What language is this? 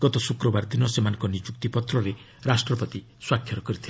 Odia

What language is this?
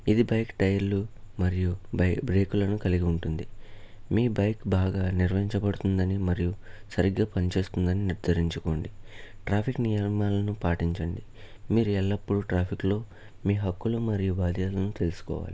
Telugu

